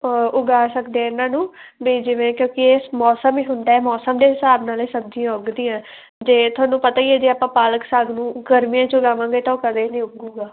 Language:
Punjabi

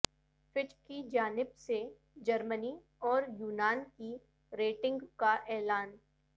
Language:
Urdu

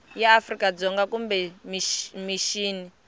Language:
Tsonga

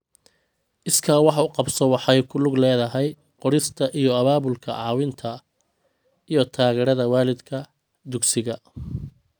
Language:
Somali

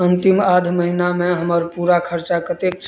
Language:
Maithili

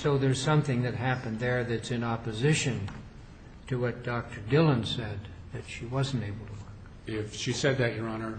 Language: English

